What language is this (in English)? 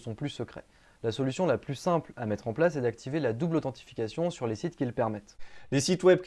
French